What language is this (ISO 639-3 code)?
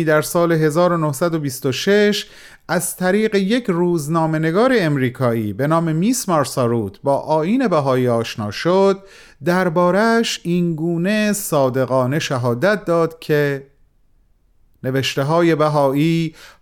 fas